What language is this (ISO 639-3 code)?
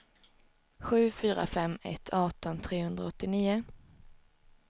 swe